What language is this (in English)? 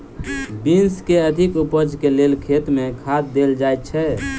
Maithili